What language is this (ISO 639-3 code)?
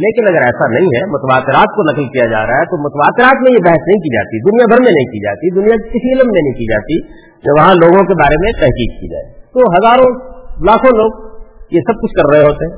urd